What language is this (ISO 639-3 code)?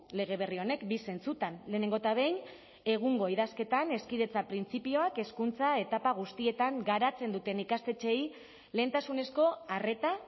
eus